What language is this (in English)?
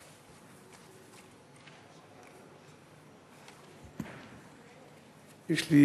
Hebrew